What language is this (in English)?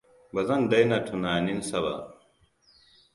Hausa